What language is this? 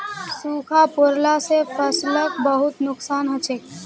Magahi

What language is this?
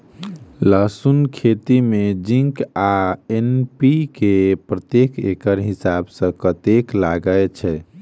Maithili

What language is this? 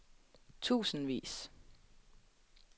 Danish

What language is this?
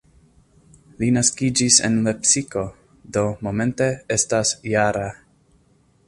Esperanto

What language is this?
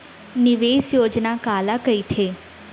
Chhattisgarhi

